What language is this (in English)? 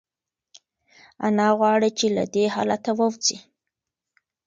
Pashto